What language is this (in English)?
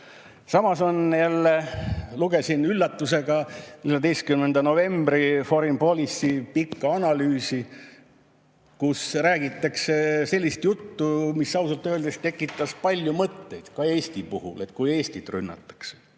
Estonian